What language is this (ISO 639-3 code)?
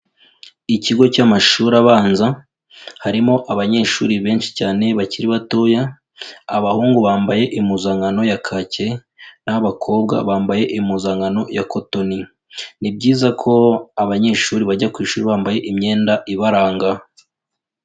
kin